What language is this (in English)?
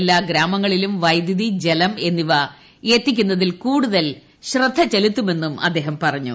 Malayalam